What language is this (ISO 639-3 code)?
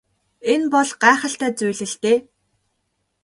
mon